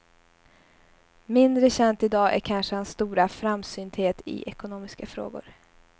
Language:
Swedish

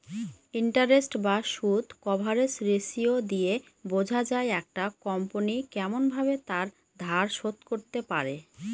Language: Bangla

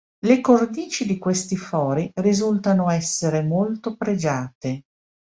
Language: Italian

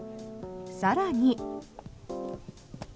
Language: Japanese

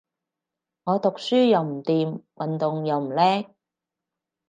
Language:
Cantonese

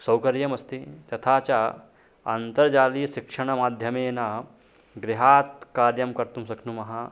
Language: Sanskrit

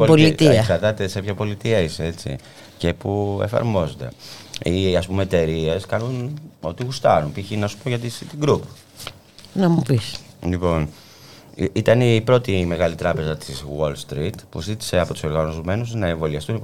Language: Greek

